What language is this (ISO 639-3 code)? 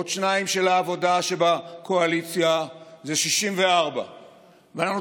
heb